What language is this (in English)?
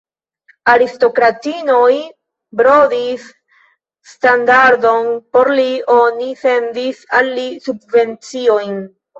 Esperanto